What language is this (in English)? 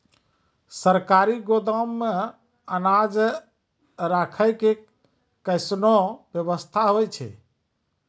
Maithili